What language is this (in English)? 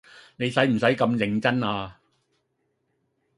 Cantonese